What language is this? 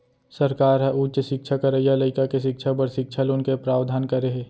Chhattisgarhi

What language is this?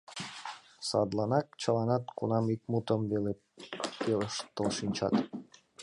Mari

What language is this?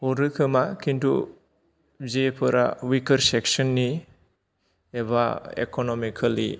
Bodo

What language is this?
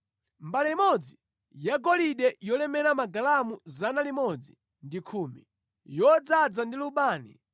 Nyanja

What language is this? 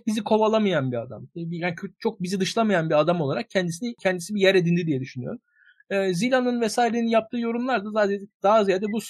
Turkish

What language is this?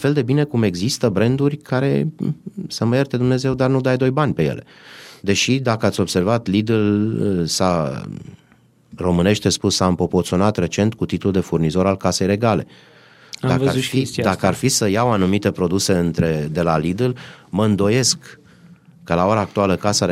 Romanian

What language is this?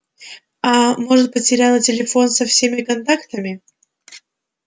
Russian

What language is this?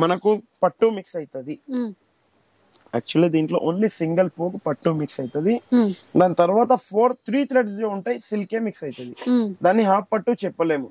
Telugu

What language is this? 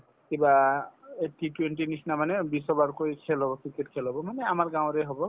Assamese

